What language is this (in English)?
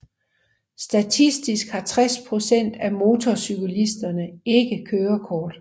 Danish